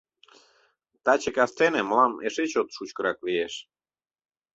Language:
Mari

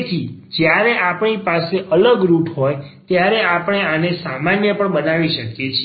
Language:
Gujarati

